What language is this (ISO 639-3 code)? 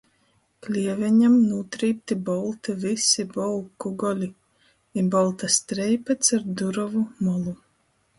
ltg